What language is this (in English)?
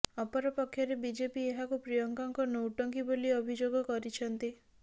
Odia